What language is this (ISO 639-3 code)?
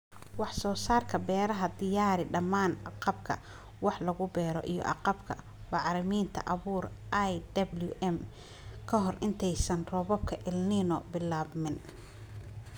som